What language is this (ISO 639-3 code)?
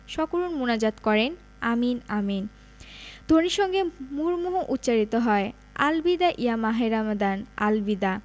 ben